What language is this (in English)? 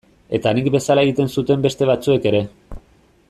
Basque